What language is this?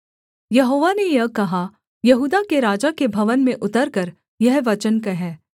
Hindi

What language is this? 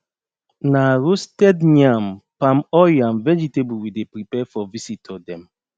Nigerian Pidgin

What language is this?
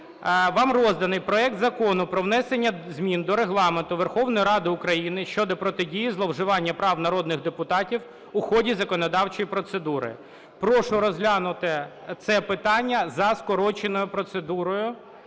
Ukrainian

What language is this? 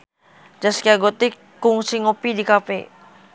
Sundanese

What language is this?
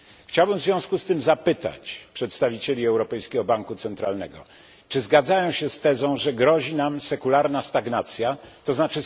Polish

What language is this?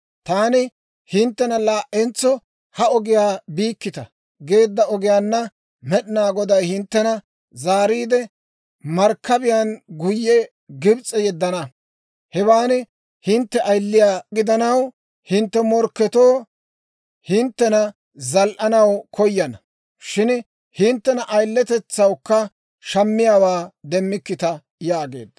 Dawro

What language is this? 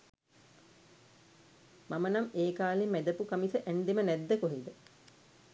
Sinhala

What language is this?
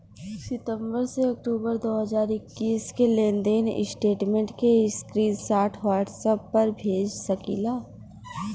Bhojpuri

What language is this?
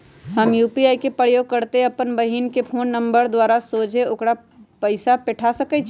Magahi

